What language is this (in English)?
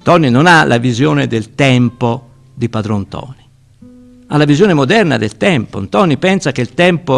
Italian